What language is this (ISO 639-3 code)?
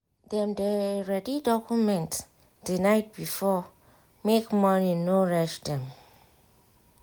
pcm